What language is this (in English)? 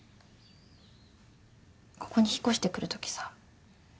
Japanese